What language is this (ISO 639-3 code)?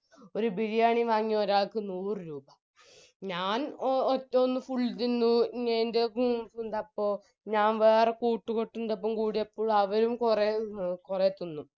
mal